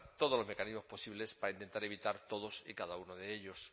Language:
Spanish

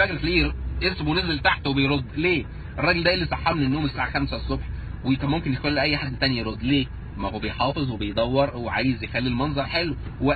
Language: Arabic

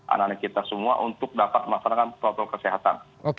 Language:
Indonesian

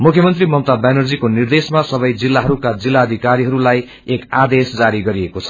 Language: Nepali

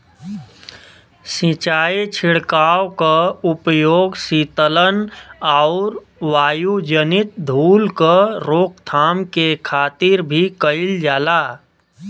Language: Bhojpuri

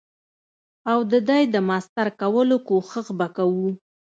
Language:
Pashto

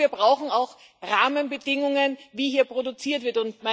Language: German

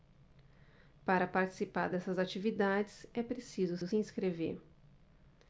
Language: Portuguese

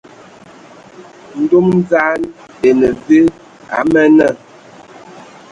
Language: Ewondo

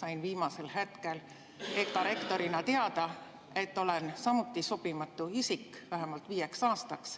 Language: Estonian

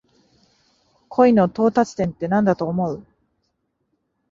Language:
Japanese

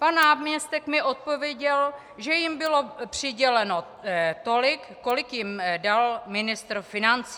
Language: Czech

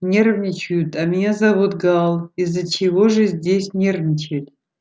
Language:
Russian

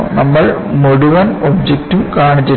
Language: Malayalam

